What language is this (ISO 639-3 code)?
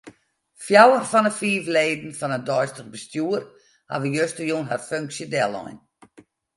fry